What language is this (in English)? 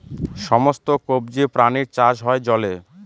Bangla